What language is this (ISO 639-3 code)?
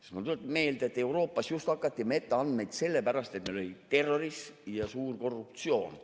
est